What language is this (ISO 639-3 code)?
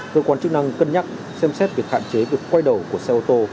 vie